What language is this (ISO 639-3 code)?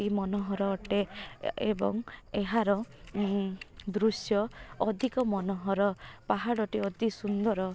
ori